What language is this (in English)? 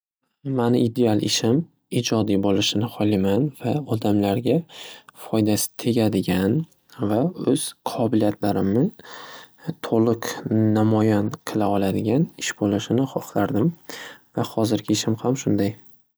Uzbek